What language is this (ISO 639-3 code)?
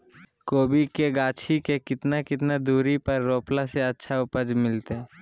mag